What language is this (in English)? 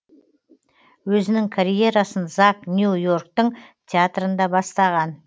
Kazakh